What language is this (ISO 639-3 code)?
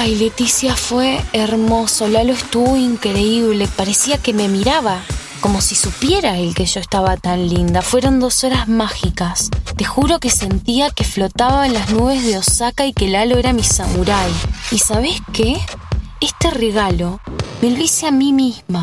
spa